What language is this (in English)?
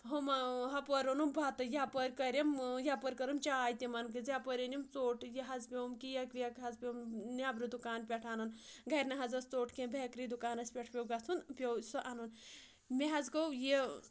Kashmiri